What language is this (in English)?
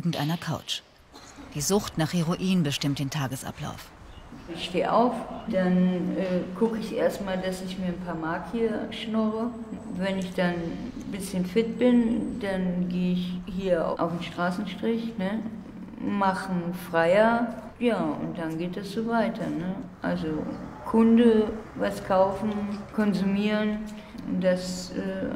German